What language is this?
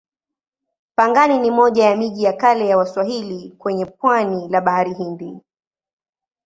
Swahili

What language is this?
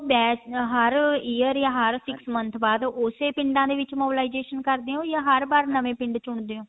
Punjabi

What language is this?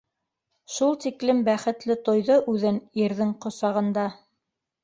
Bashkir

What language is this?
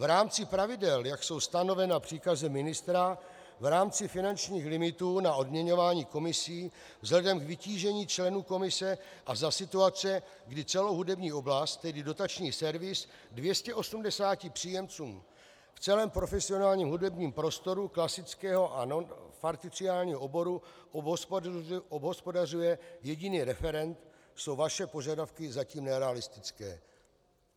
Czech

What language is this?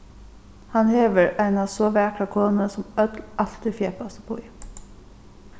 Faroese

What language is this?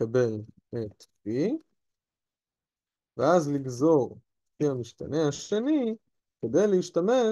Hebrew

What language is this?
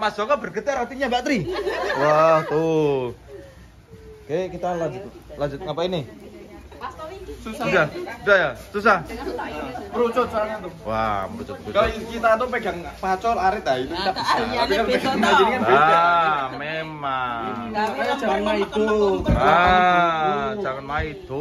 Indonesian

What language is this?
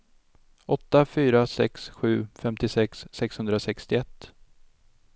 Swedish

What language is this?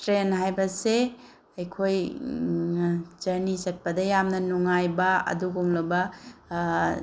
Manipuri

